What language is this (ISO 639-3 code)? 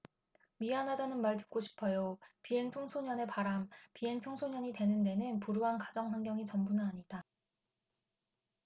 kor